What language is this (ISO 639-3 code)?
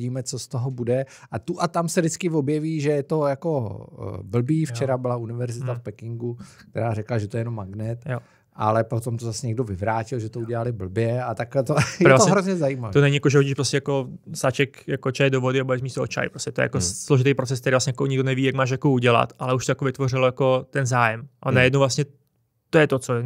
ces